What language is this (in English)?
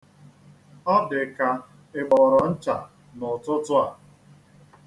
Igbo